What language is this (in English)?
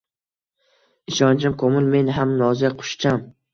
Uzbek